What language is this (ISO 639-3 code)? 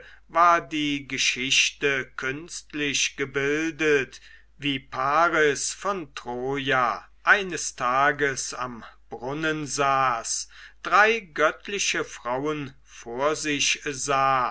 deu